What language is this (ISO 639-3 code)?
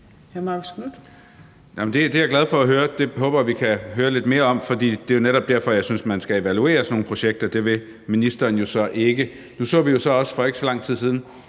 dan